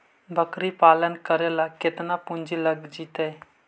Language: Magahi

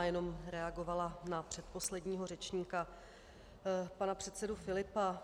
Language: Czech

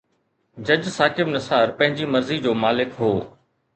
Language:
Sindhi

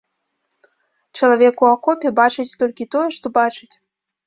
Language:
Belarusian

